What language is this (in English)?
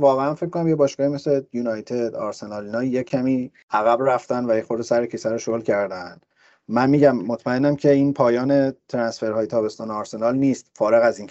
Persian